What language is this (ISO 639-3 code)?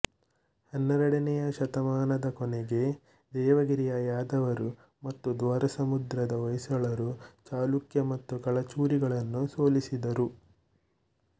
kan